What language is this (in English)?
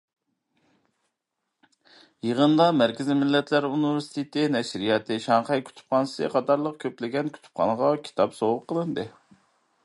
Uyghur